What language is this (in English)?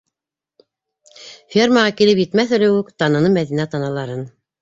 Bashkir